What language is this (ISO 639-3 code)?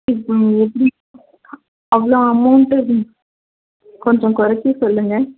tam